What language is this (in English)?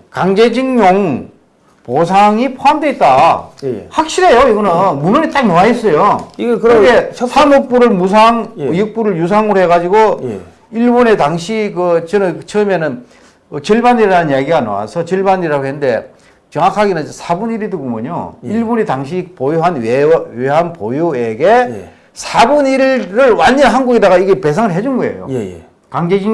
Korean